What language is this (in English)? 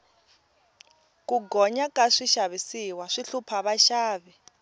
Tsonga